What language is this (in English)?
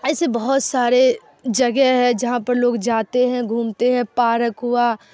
Urdu